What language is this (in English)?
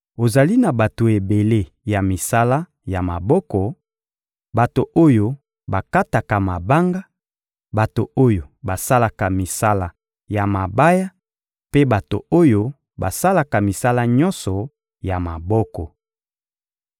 Lingala